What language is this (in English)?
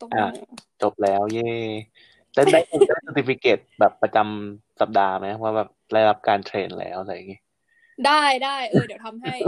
Thai